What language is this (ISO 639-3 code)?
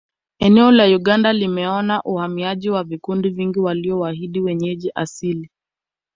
swa